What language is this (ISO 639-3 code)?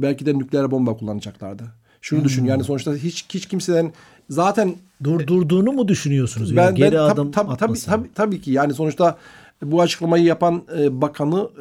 tur